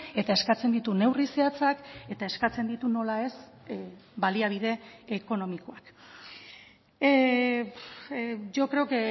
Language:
Basque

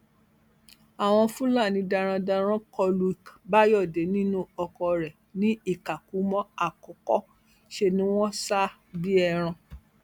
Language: Yoruba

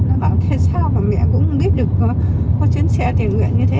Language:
Vietnamese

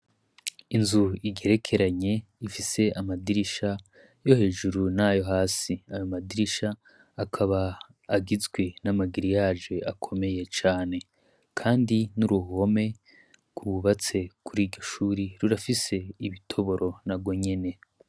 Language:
Rundi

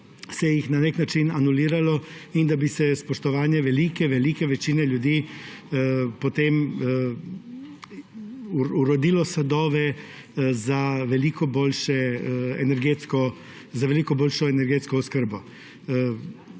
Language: Slovenian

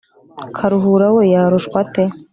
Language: Kinyarwanda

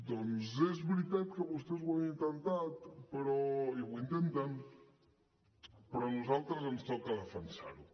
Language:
Catalan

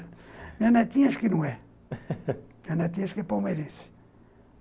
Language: Portuguese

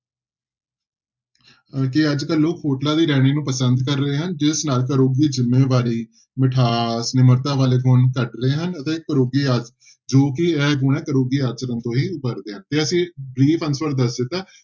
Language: Punjabi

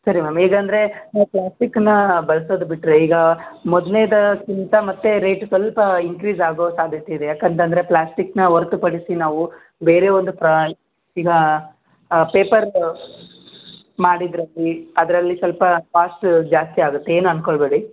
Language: Kannada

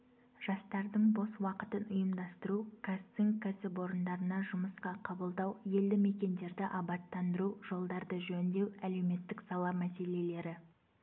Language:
Kazakh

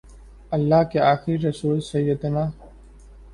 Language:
Urdu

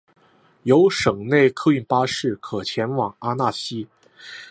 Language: Chinese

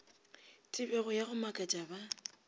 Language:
Northern Sotho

